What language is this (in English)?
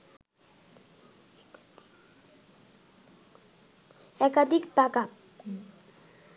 Bangla